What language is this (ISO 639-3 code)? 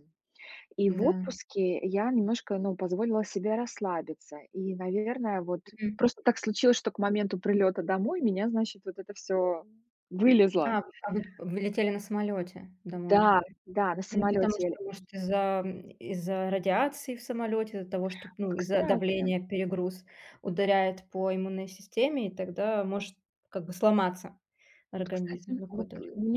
rus